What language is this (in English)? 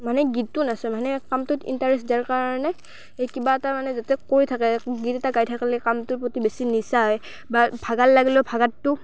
Assamese